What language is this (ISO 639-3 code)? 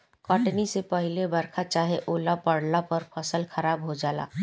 bho